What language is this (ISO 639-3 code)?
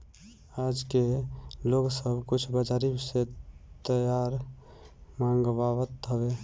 bho